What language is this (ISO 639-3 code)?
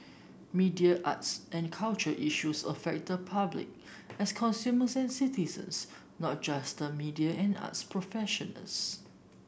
eng